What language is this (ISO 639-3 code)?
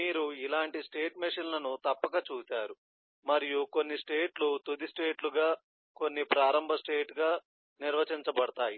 tel